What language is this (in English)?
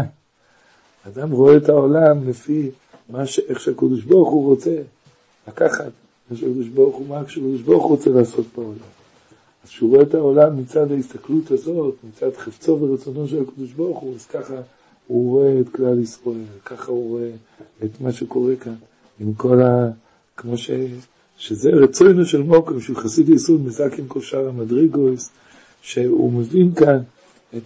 Hebrew